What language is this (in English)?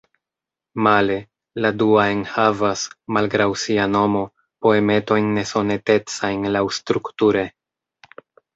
Esperanto